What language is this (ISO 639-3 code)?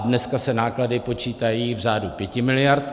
ces